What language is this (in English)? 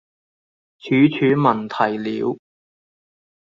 Cantonese